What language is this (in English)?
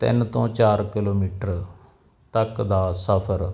Punjabi